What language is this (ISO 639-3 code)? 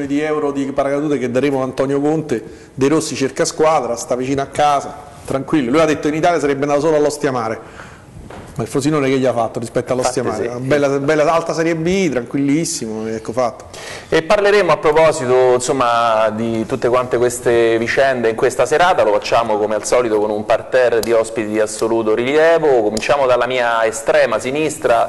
ita